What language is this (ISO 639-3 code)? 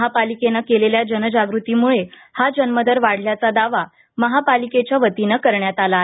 mar